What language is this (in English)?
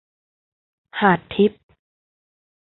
Thai